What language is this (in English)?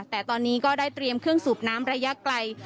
Thai